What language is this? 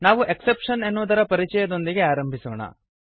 Kannada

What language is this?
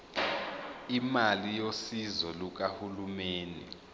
Zulu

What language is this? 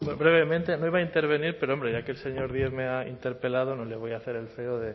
Spanish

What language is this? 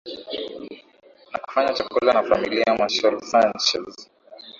Swahili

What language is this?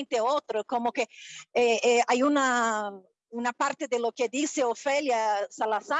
Spanish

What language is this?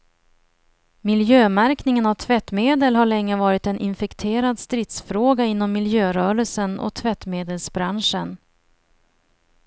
Swedish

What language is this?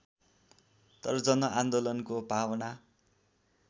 Nepali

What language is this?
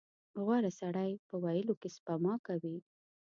Pashto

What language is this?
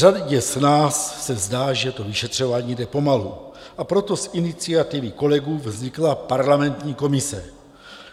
Czech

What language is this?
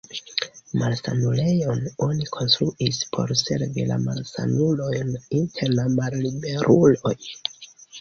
Esperanto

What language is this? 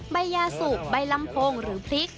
Thai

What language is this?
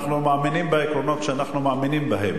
Hebrew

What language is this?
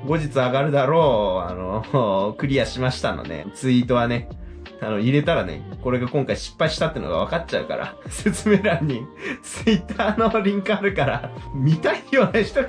Japanese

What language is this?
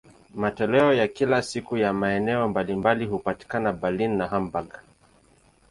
Swahili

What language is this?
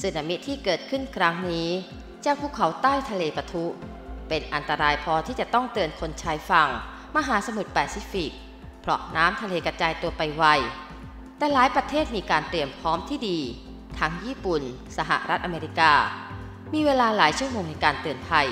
Thai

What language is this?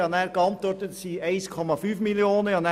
Swiss German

